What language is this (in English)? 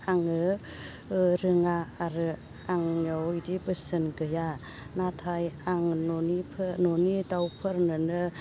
Bodo